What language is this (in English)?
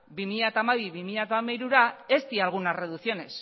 Basque